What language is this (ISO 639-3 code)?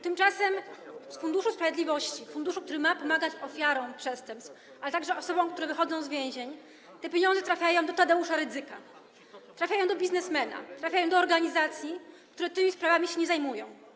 pol